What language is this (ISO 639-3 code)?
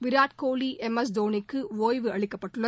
tam